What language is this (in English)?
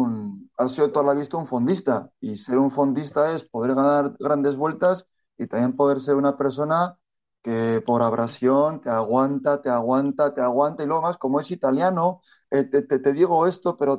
Spanish